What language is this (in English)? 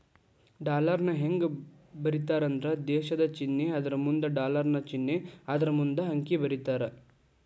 Kannada